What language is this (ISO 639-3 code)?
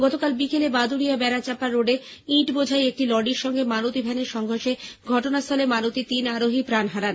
ben